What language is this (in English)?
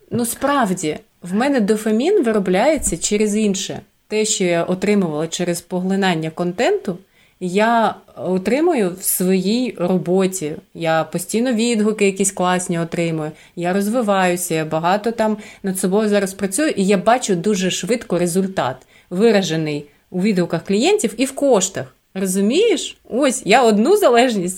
Ukrainian